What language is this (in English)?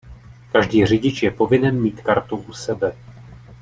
Czech